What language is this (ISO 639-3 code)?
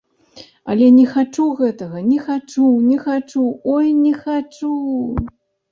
bel